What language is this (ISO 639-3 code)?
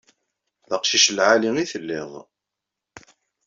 kab